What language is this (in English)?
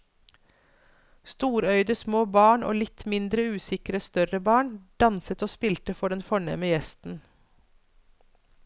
Norwegian